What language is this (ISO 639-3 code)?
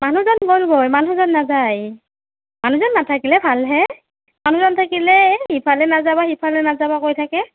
asm